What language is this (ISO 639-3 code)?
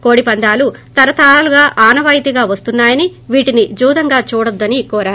tel